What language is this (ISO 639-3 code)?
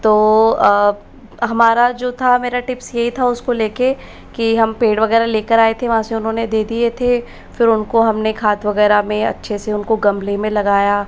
hin